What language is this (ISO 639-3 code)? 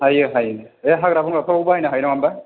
brx